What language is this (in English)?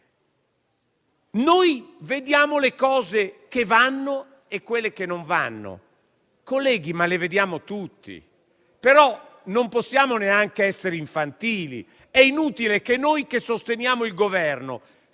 Italian